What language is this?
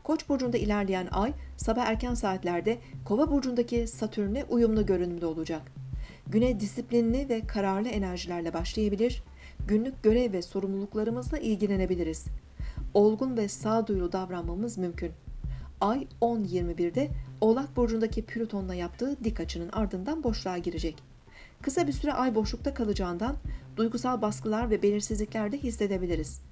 Turkish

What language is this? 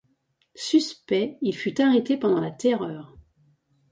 French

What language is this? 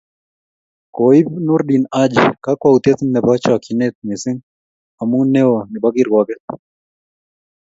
Kalenjin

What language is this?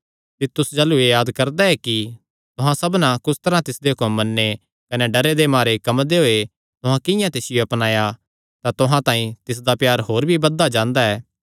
Kangri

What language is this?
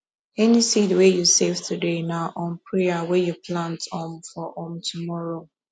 Nigerian Pidgin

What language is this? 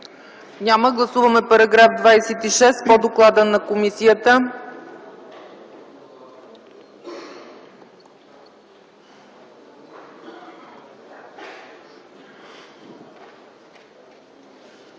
Bulgarian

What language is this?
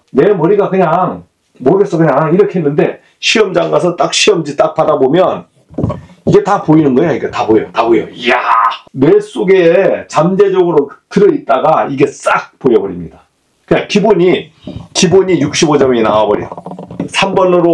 Korean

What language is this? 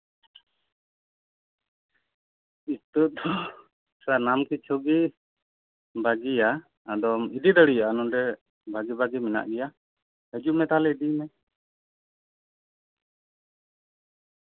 Santali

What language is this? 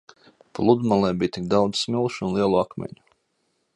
Latvian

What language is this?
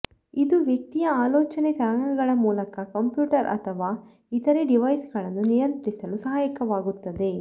Kannada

